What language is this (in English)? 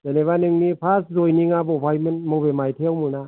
Bodo